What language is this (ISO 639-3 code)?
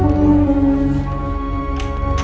ind